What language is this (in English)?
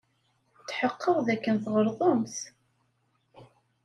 Kabyle